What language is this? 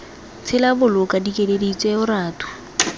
Tswana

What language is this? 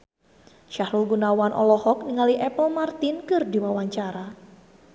Sundanese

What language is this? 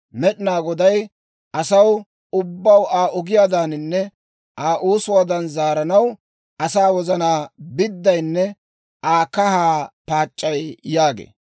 Dawro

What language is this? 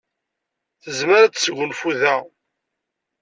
Kabyle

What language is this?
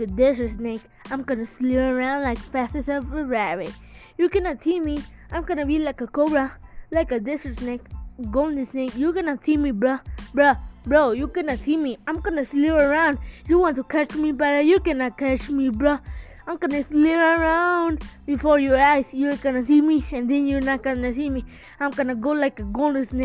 English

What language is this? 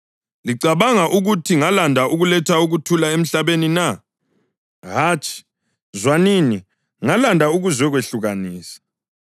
North Ndebele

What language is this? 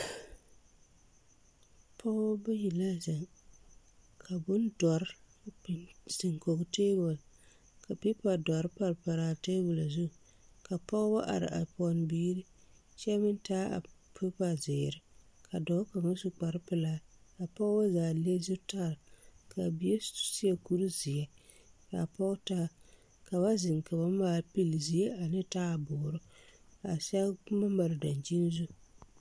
Southern Dagaare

